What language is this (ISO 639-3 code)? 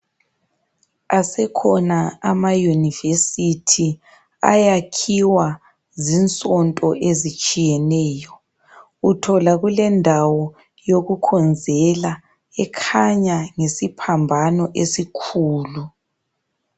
nde